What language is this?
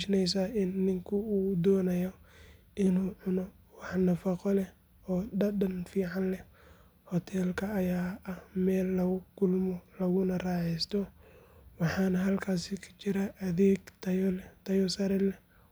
Somali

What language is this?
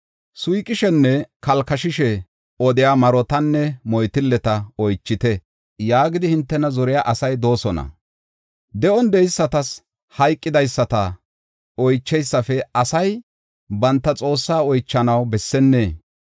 Gofa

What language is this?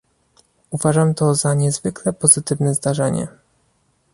Polish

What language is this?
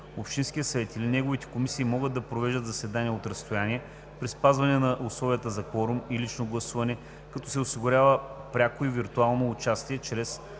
Bulgarian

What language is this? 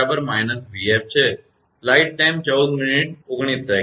Gujarati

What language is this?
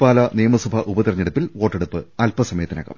Malayalam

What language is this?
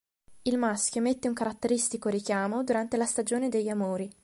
Italian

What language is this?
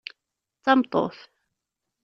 Kabyle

